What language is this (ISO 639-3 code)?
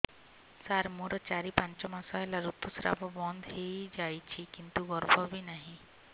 ori